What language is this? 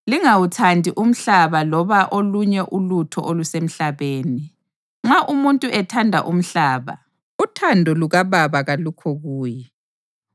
North Ndebele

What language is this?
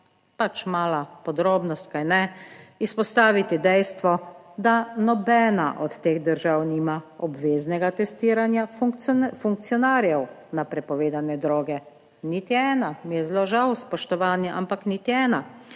Slovenian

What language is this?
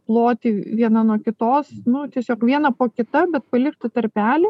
Lithuanian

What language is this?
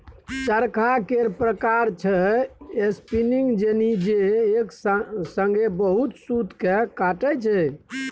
Maithili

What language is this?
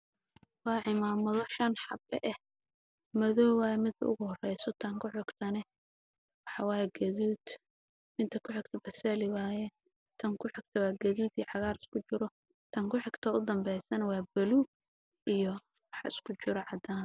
Somali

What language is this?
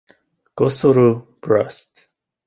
Hungarian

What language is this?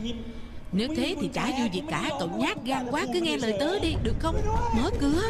Vietnamese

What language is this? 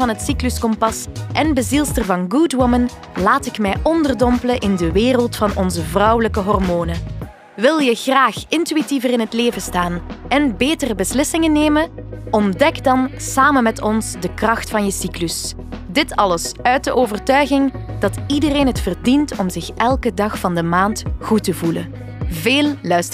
Dutch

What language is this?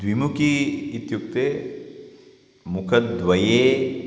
Sanskrit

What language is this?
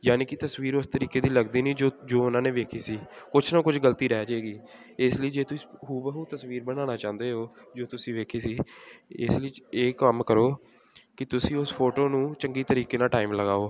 Punjabi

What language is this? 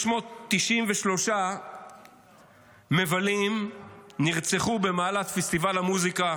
Hebrew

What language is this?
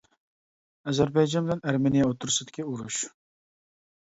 Uyghur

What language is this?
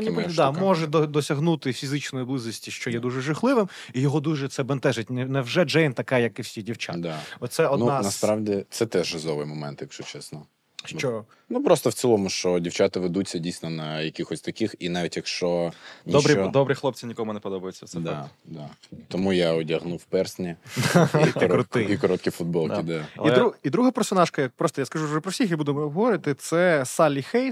Ukrainian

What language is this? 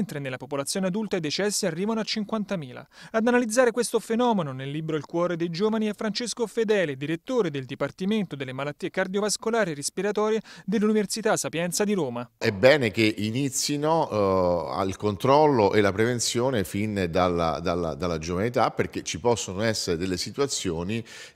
Italian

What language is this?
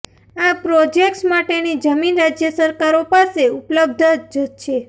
Gujarati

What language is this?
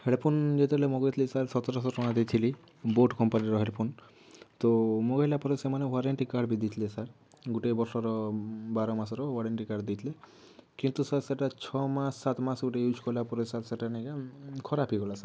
Odia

